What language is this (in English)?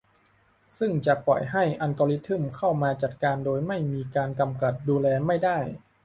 Thai